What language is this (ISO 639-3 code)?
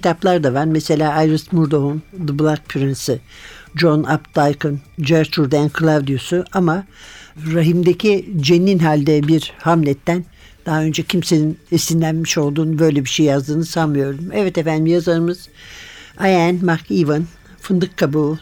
tur